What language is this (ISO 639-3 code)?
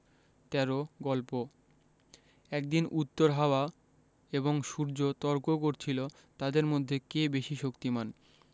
ben